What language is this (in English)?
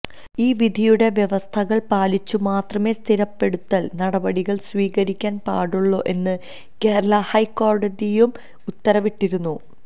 Malayalam